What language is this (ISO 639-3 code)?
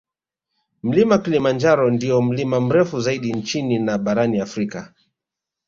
swa